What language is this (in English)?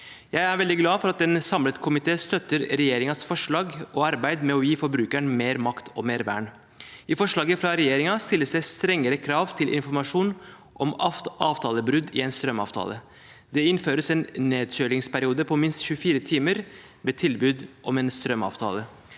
Norwegian